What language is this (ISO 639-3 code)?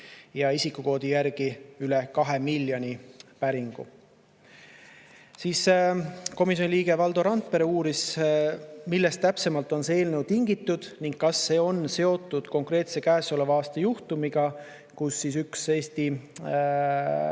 est